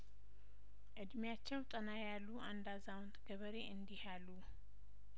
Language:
Amharic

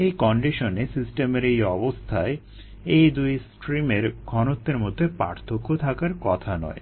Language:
Bangla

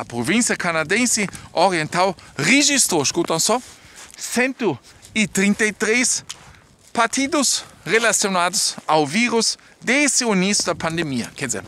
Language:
Portuguese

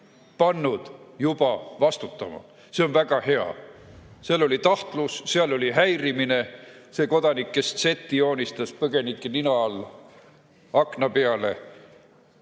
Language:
Estonian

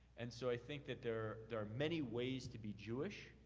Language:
English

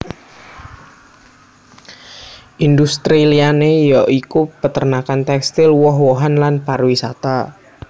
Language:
Javanese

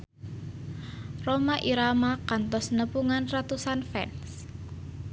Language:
Sundanese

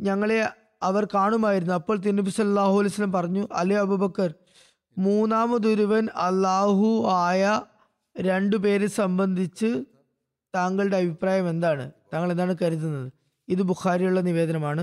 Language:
Malayalam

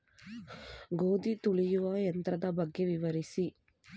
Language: Kannada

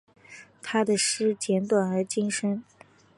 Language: Chinese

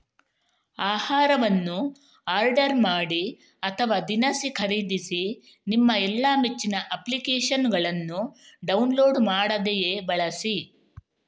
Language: Kannada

